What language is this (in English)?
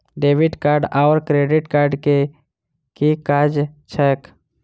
Maithili